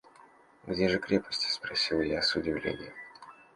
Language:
Russian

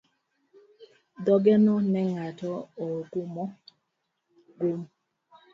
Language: Luo (Kenya and Tanzania)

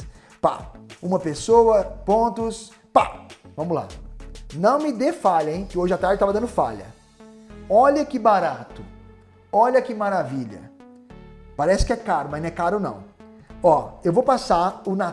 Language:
Portuguese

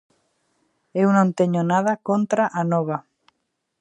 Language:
Galician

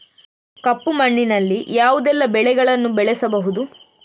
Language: Kannada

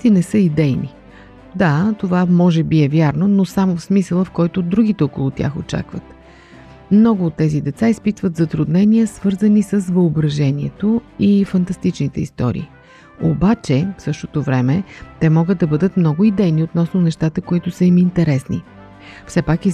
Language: Bulgarian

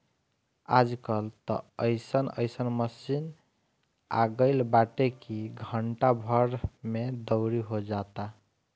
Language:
Bhojpuri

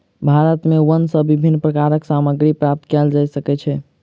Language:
Maithili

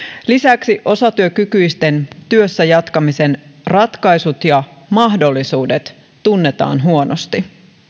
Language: Finnish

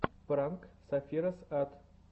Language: Russian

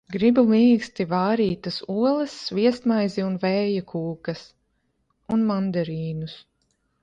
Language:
Latvian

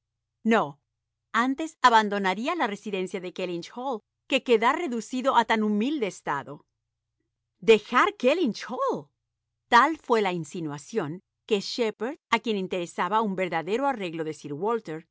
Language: Spanish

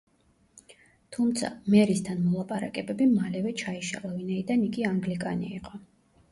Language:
Georgian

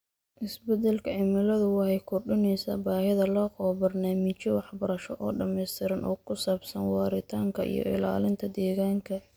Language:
Somali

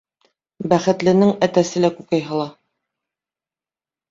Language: Bashkir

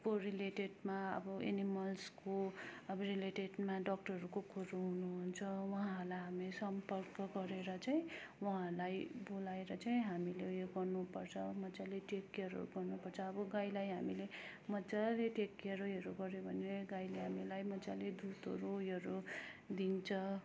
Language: Nepali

